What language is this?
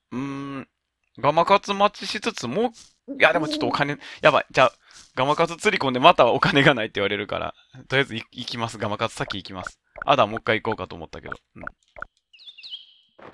Japanese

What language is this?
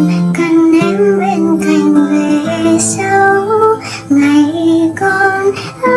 Vietnamese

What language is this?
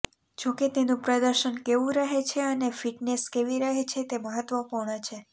Gujarati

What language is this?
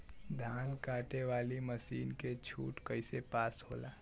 Bhojpuri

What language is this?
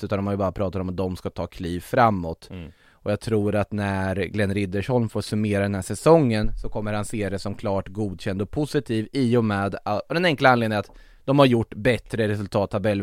Swedish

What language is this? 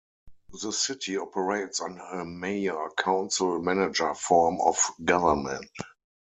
English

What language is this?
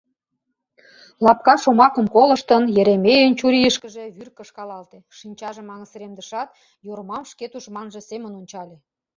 Mari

